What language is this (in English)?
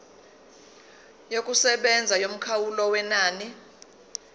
Zulu